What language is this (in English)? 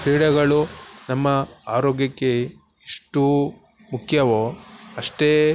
Kannada